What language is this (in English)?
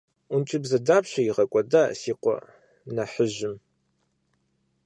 Kabardian